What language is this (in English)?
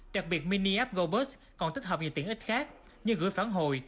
Vietnamese